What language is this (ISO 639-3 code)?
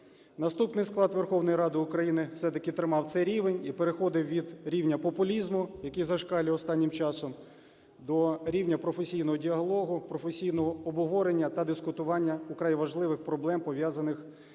ukr